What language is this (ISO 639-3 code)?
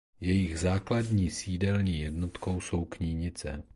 ces